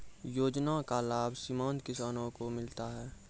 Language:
Maithili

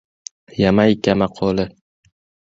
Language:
Uzbek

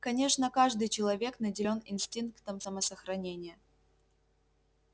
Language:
Russian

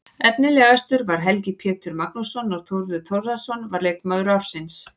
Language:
Icelandic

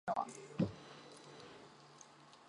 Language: Chinese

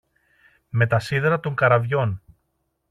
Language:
Greek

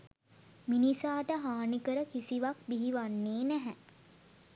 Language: Sinhala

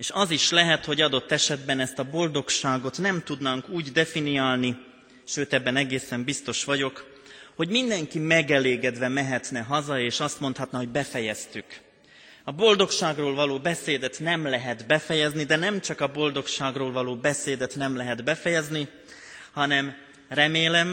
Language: Hungarian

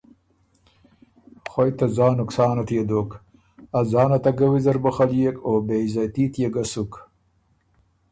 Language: Ormuri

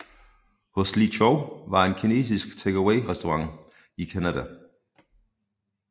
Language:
Danish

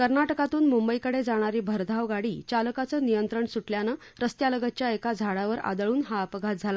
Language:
Marathi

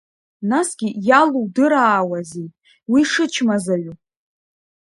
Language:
Abkhazian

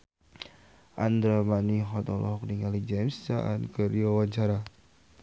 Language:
Sundanese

